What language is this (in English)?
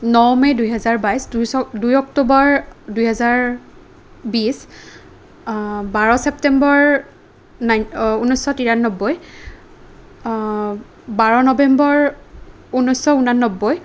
Assamese